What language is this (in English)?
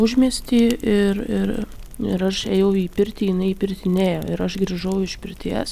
Lithuanian